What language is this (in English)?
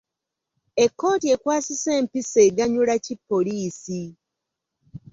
Ganda